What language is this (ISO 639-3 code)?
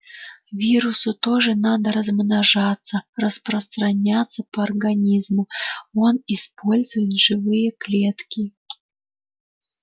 rus